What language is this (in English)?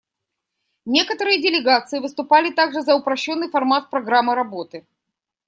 Russian